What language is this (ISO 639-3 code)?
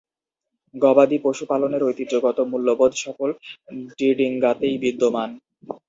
ben